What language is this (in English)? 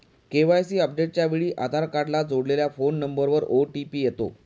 Marathi